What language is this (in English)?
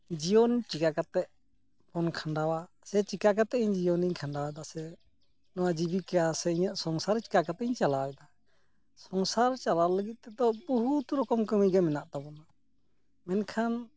Santali